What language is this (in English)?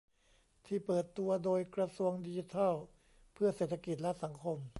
Thai